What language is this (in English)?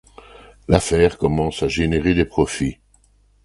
French